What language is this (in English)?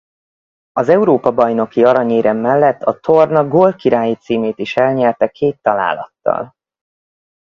Hungarian